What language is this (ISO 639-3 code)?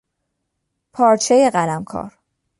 fas